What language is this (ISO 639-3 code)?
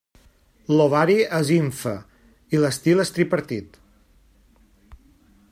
cat